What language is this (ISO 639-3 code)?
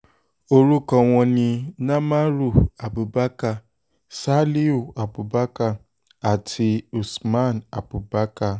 yor